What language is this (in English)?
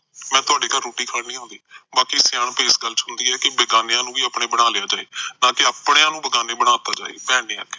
Punjabi